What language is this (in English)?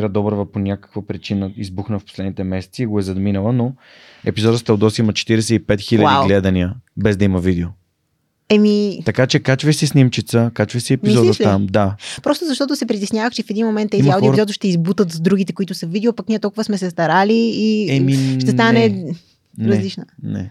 Bulgarian